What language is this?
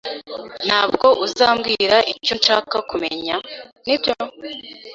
Kinyarwanda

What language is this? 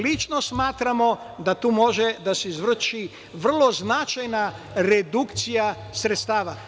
Serbian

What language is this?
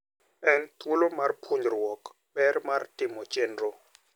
Luo (Kenya and Tanzania)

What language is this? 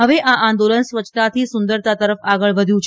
Gujarati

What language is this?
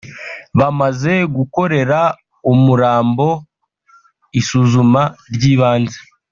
Kinyarwanda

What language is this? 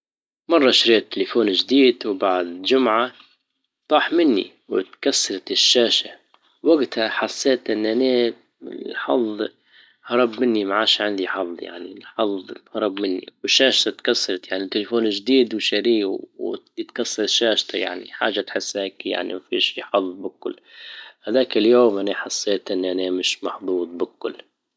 Libyan Arabic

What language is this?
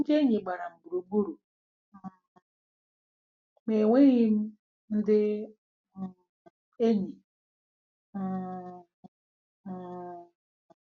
Igbo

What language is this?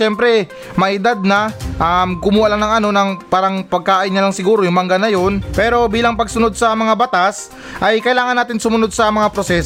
Filipino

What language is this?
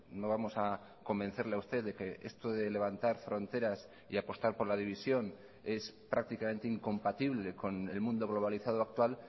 Spanish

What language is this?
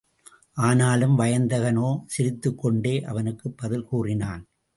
Tamil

